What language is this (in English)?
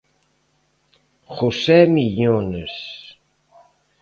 Galician